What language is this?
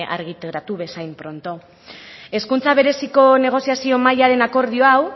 Basque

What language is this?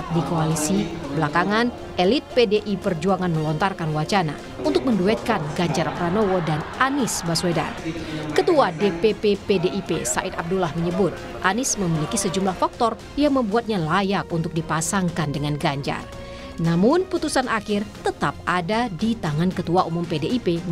Indonesian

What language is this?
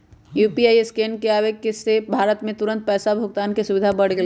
Magahi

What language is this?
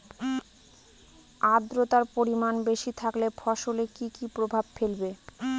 Bangla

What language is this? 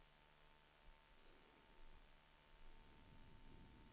Swedish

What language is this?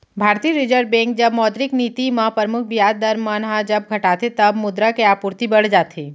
Chhattisgarhi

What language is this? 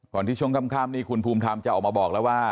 Thai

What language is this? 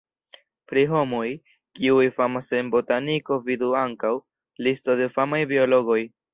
Esperanto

